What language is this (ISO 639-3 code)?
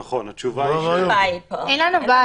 heb